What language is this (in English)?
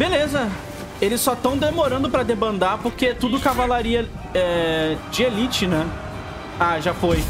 Portuguese